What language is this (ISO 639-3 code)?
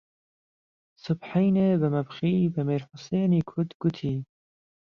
ckb